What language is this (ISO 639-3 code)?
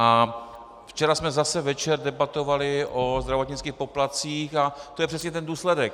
ces